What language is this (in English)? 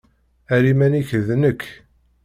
Kabyle